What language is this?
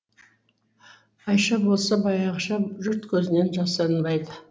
Kazakh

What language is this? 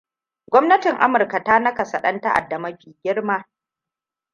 Hausa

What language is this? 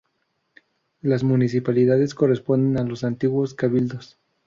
Spanish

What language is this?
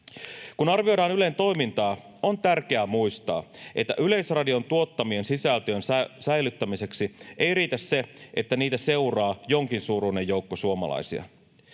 Finnish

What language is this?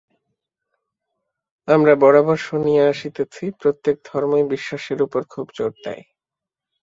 Bangla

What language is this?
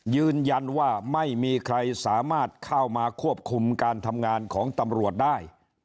Thai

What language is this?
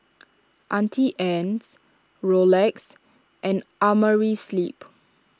English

